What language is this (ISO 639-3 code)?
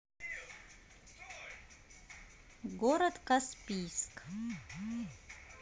rus